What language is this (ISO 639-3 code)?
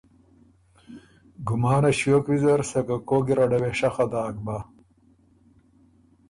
oru